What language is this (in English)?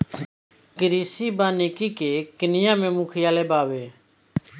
Bhojpuri